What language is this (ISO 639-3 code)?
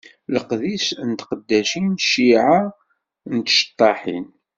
kab